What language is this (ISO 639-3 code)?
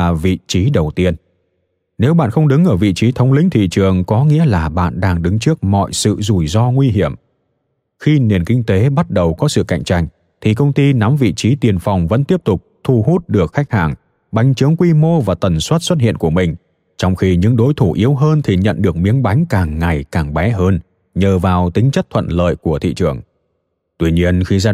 vie